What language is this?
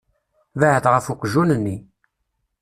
Kabyle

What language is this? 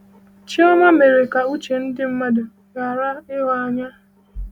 Igbo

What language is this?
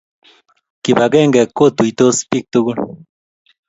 Kalenjin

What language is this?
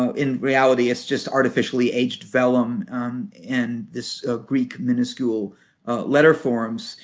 English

